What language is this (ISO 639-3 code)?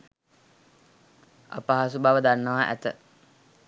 sin